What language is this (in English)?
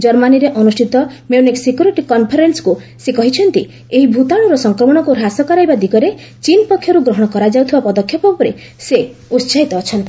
Odia